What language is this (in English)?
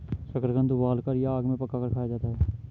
Hindi